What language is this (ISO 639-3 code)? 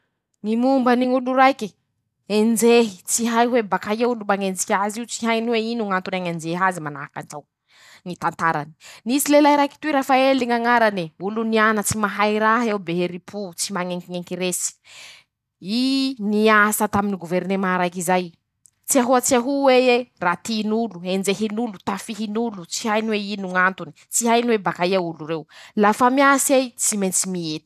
msh